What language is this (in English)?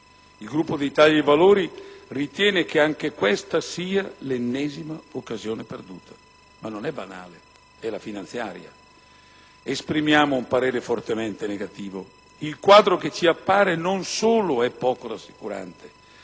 Italian